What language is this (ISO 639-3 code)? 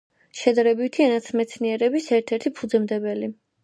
kat